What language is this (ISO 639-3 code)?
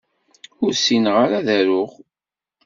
kab